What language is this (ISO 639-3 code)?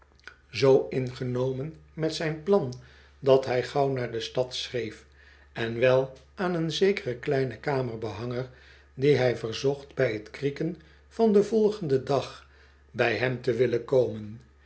nld